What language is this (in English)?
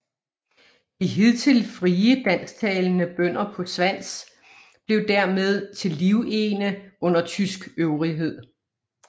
Danish